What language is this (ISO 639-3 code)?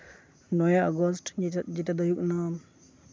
sat